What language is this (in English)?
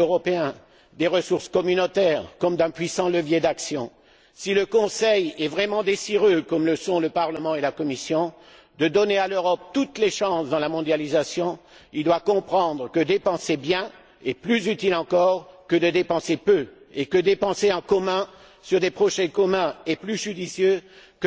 French